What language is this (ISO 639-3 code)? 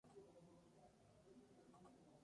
spa